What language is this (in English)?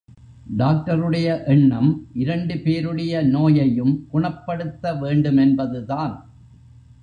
Tamil